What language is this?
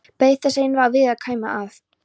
Icelandic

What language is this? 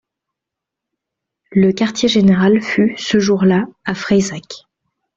French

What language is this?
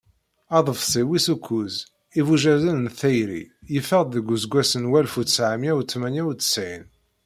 Kabyle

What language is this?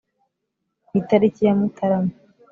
Kinyarwanda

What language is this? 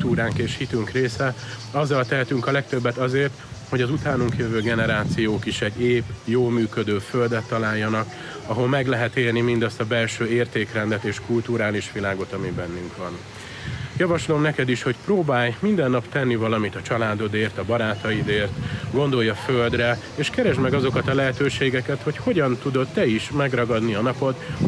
Hungarian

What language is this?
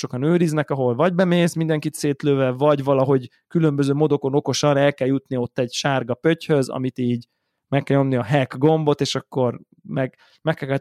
Hungarian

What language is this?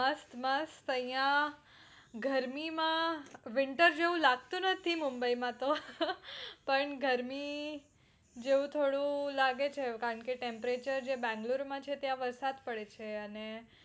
Gujarati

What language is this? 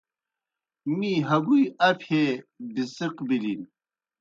Kohistani Shina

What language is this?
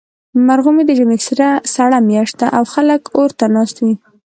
Pashto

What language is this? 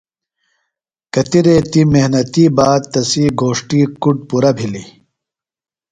Phalura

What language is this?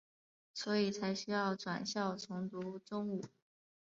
Chinese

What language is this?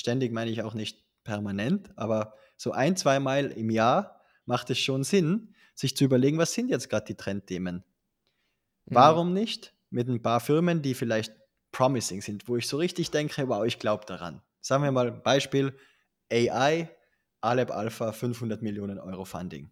German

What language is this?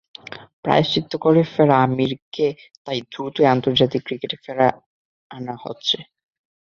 Bangla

